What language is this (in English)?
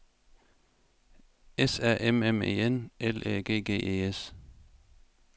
Danish